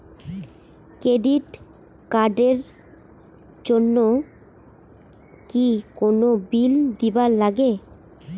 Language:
Bangla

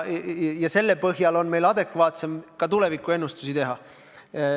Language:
Estonian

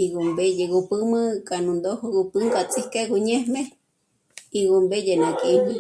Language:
Michoacán Mazahua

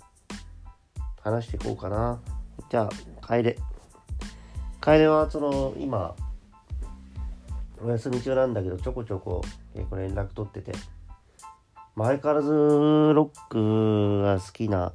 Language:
Japanese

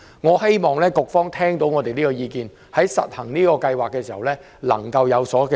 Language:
Cantonese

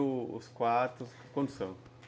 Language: Portuguese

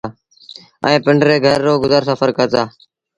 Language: Sindhi Bhil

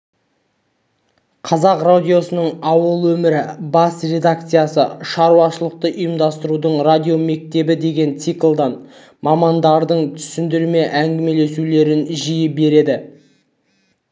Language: Kazakh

